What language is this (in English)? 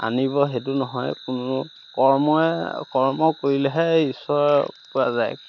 Assamese